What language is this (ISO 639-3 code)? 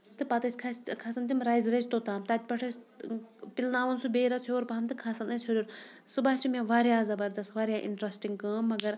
kas